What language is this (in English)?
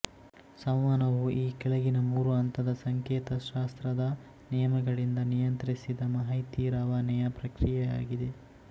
Kannada